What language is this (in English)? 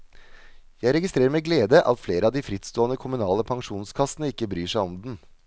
Norwegian